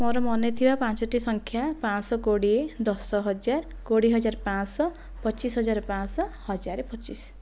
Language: Odia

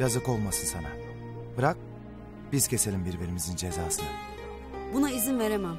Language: Turkish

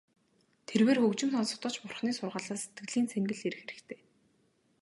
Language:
Mongolian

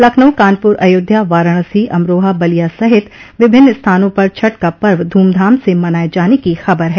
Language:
Hindi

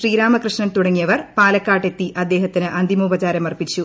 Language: Malayalam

